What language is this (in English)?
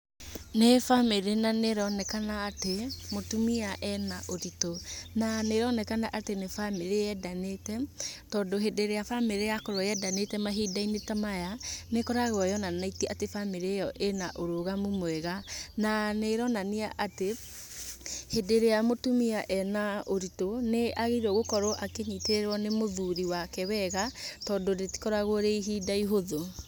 Kikuyu